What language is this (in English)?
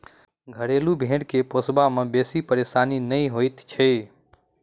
Maithili